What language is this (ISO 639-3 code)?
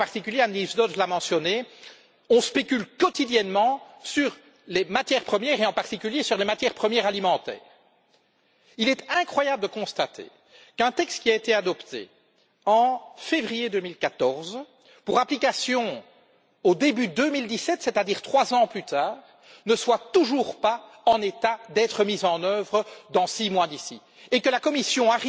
fra